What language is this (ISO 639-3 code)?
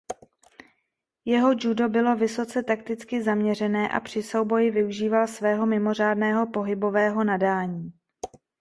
ces